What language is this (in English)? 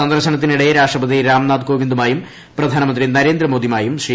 Malayalam